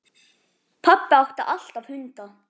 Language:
Icelandic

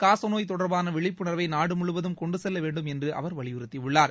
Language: Tamil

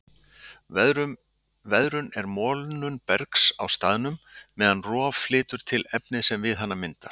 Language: Icelandic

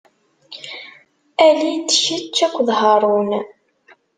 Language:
Kabyle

